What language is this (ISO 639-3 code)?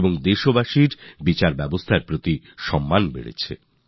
ben